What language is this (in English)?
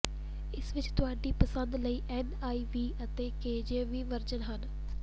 Punjabi